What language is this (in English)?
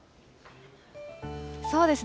Japanese